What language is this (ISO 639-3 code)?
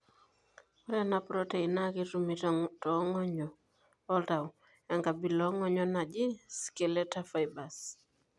mas